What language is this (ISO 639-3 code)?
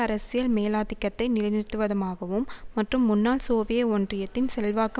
tam